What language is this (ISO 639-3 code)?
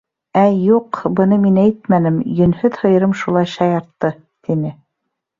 bak